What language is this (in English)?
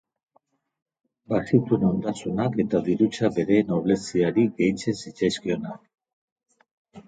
Basque